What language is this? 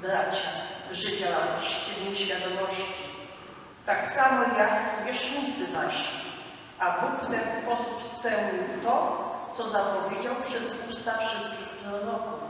Polish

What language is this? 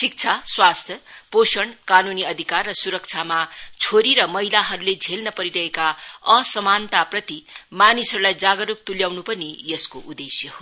Nepali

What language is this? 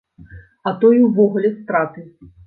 Belarusian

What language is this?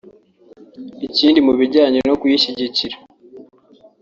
Kinyarwanda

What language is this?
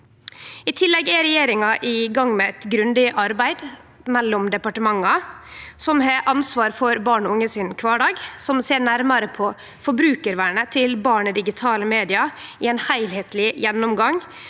Norwegian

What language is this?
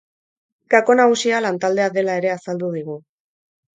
Basque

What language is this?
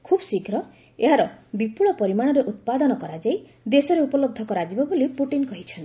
Odia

